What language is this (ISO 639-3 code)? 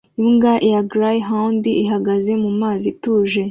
kin